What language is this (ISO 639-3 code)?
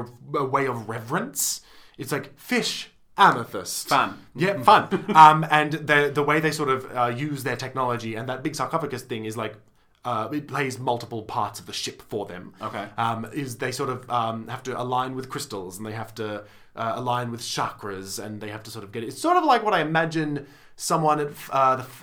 eng